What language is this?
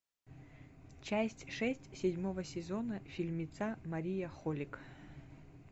Russian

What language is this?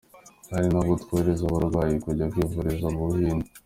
Kinyarwanda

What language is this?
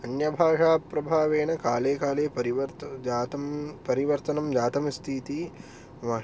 Sanskrit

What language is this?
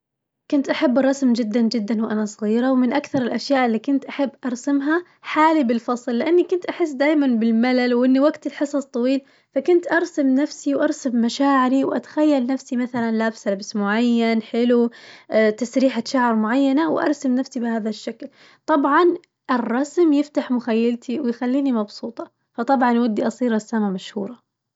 Najdi Arabic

